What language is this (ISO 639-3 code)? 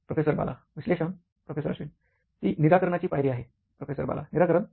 mar